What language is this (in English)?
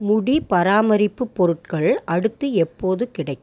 Tamil